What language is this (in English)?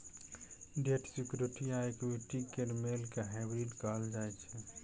Maithili